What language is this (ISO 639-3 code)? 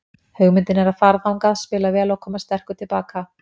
isl